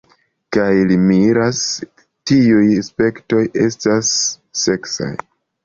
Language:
Esperanto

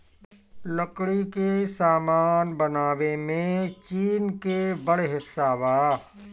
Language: Bhojpuri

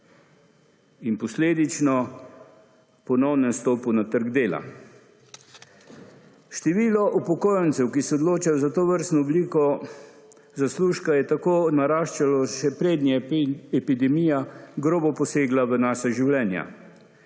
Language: Slovenian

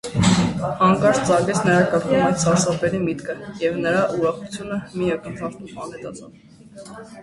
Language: Armenian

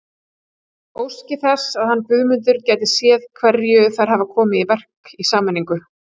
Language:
Icelandic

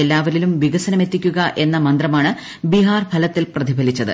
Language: Malayalam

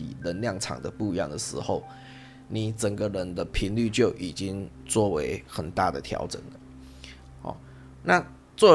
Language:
Chinese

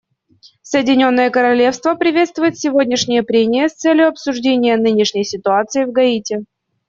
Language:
Russian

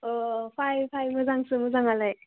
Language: Bodo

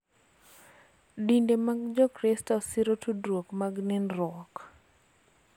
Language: Luo (Kenya and Tanzania)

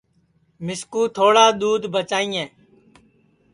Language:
Sansi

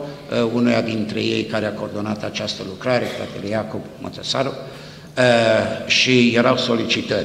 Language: Romanian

